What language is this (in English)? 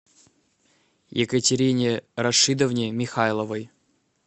Russian